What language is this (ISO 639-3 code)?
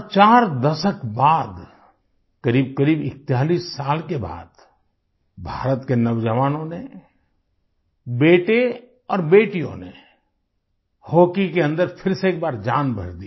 hin